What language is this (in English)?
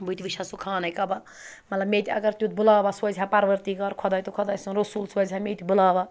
Kashmiri